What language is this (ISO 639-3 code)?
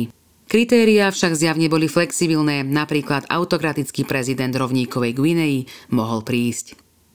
slk